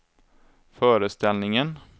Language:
Swedish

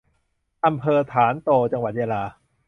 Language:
Thai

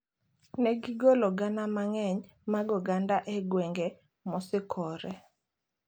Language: Luo (Kenya and Tanzania)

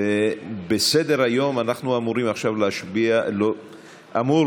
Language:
Hebrew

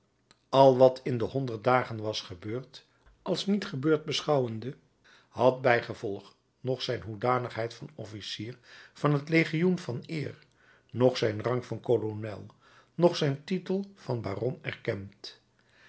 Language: Dutch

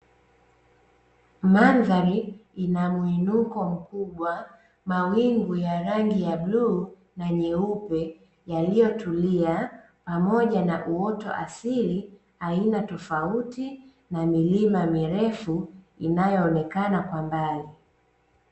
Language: Swahili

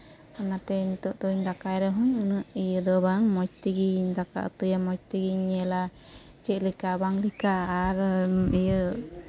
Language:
Santali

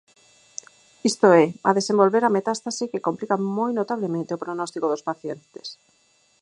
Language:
Galician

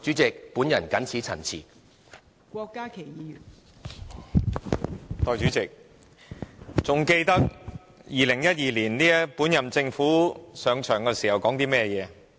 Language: Cantonese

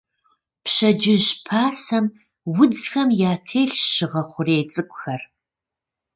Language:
Kabardian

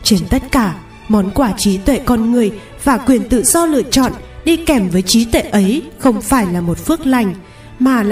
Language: Vietnamese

